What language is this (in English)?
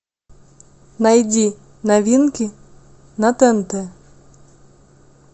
Russian